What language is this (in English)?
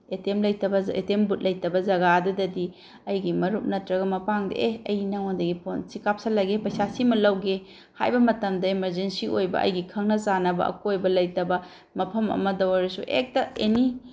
Manipuri